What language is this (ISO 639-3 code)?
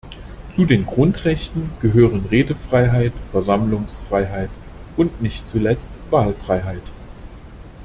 deu